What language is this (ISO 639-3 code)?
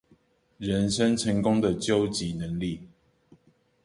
zho